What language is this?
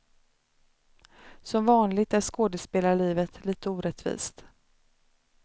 Swedish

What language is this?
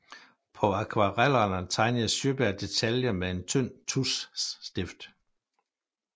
Danish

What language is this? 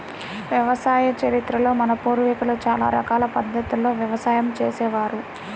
Telugu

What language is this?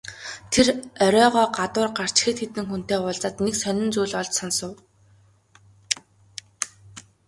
Mongolian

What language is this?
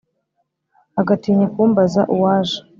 Kinyarwanda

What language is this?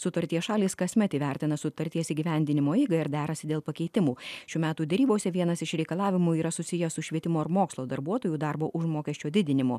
Lithuanian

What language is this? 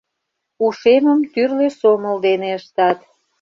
Mari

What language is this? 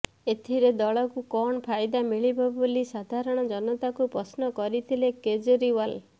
Odia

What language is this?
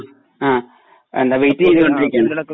Malayalam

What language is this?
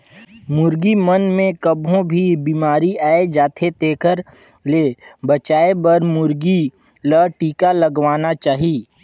Chhattisgarhi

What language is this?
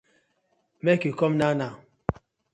Nigerian Pidgin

